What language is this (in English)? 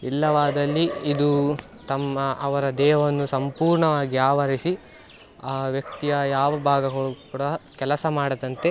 Kannada